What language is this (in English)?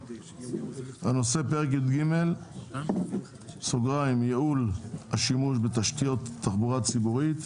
Hebrew